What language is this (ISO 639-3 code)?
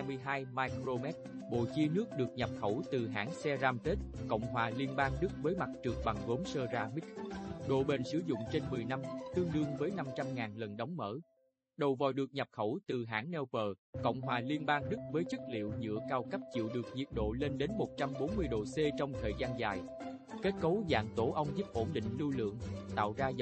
vie